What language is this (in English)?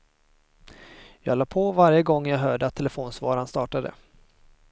Swedish